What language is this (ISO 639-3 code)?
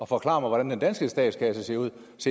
dan